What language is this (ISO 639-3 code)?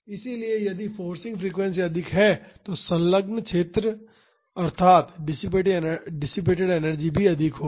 hin